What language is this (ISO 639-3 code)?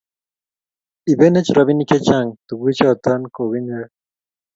kln